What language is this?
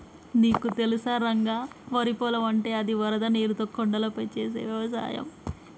Telugu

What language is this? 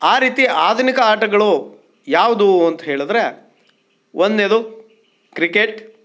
Kannada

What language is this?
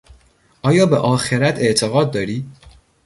Persian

